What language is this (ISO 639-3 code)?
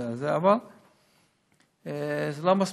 heb